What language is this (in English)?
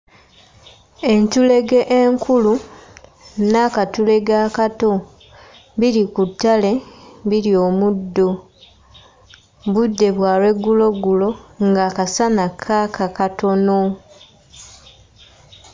Ganda